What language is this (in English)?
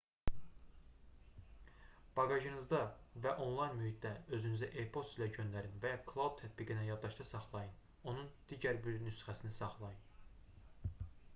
Azerbaijani